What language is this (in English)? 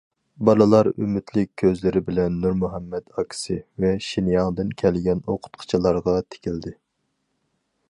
Uyghur